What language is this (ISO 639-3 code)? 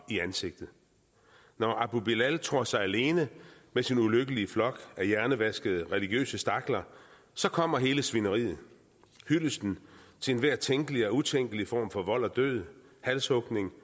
dan